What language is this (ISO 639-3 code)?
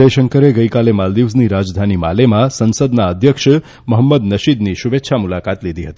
guj